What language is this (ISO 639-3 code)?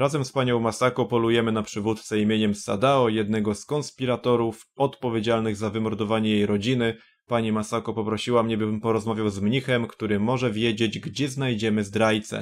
pol